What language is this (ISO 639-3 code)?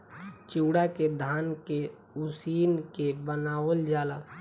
bho